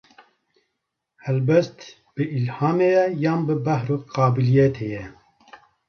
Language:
Kurdish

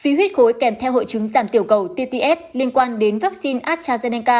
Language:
Vietnamese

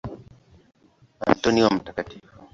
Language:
Swahili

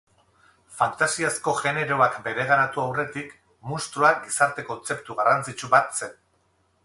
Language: Basque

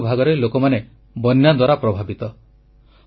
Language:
Odia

